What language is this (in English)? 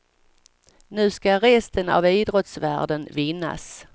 Swedish